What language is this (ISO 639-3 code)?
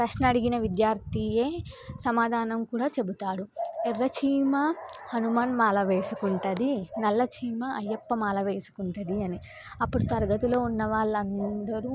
tel